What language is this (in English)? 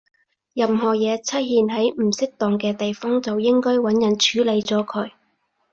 Cantonese